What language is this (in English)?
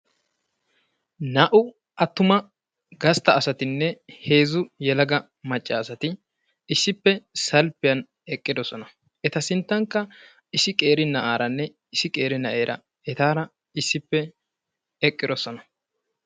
Wolaytta